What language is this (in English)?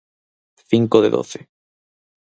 Galician